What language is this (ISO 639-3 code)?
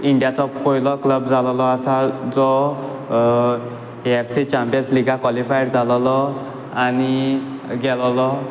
kok